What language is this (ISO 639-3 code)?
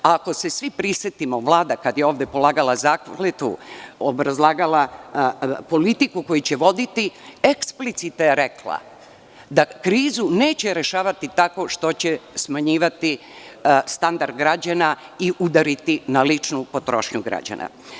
srp